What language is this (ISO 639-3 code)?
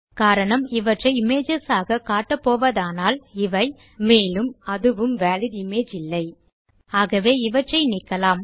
tam